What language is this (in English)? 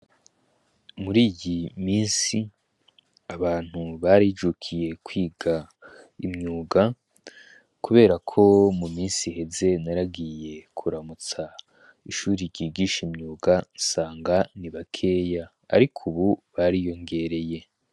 Rundi